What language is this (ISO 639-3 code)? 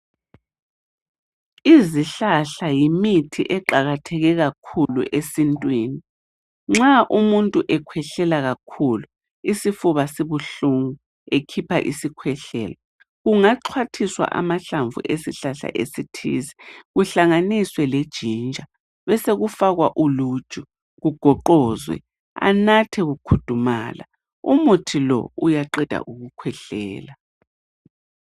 nde